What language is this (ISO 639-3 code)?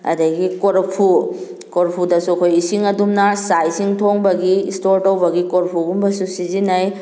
mni